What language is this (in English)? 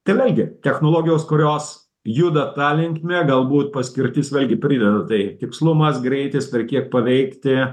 Lithuanian